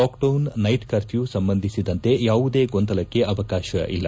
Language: Kannada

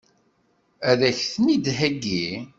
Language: Kabyle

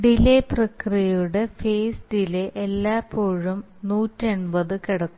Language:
Malayalam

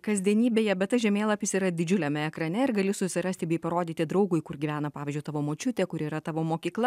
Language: Lithuanian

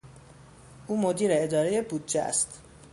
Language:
Persian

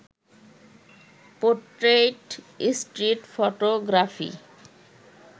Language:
Bangla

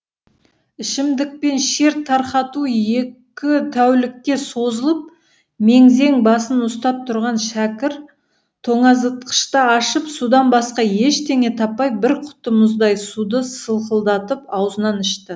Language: Kazakh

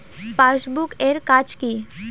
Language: Bangla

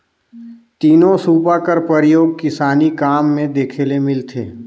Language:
Chhattisgarhi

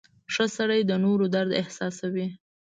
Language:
Pashto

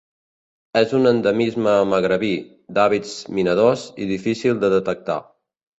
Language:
Catalan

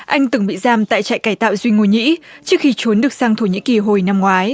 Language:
Vietnamese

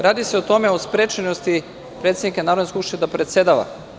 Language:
Serbian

